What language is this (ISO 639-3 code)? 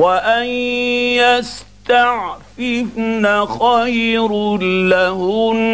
ara